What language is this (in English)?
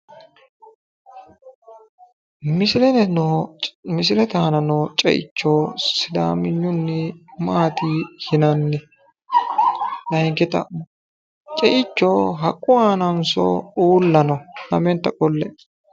Sidamo